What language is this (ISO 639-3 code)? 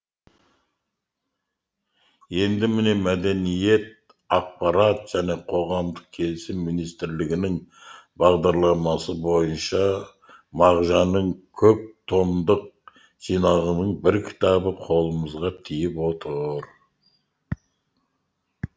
kaz